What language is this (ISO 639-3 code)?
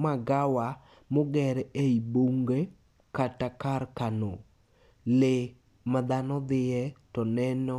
luo